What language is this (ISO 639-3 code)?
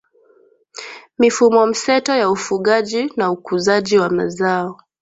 swa